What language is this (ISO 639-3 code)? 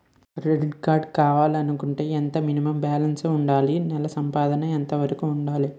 tel